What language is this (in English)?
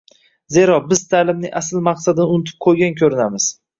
Uzbek